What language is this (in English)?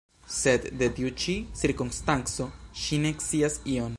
Esperanto